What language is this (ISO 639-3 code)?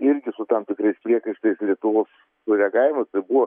lit